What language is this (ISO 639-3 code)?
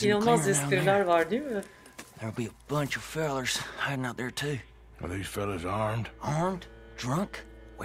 tur